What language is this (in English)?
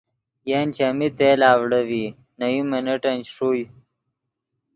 Yidgha